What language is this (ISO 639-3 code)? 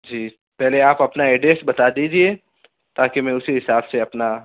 urd